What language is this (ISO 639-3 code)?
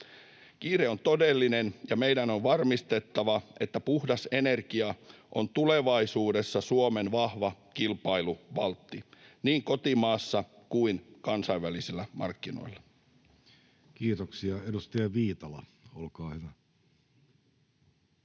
fin